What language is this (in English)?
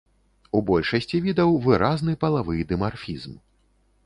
Belarusian